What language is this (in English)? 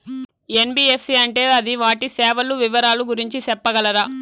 Telugu